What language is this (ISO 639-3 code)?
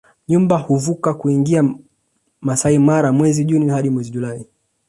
swa